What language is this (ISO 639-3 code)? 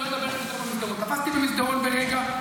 heb